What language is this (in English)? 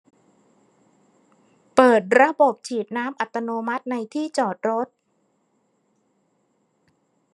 Thai